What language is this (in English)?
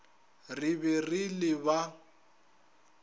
Northern Sotho